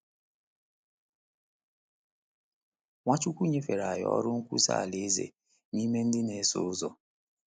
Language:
Igbo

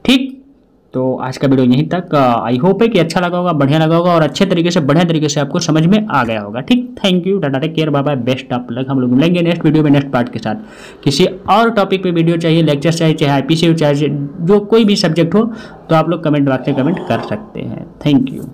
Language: Hindi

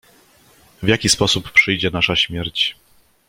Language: Polish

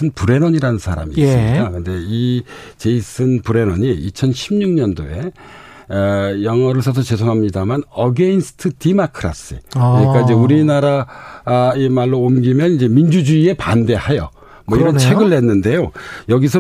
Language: Korean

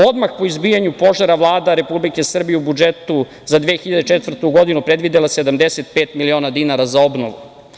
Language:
Serbian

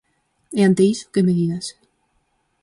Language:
Galician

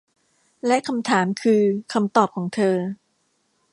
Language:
Thai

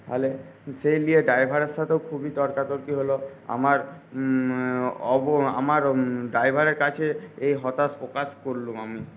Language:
Bangla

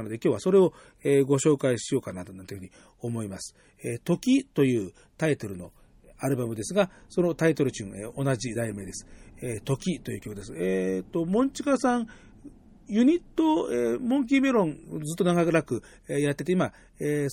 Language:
Japanese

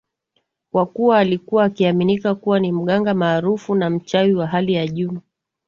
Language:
Swahili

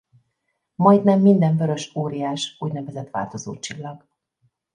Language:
Hungarian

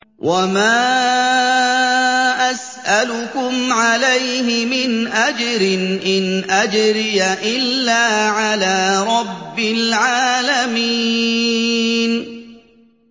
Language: Arabic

